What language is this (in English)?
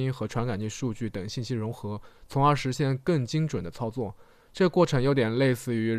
Chinese